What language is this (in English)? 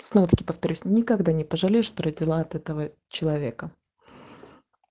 Russian